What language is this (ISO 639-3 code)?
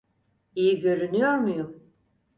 tur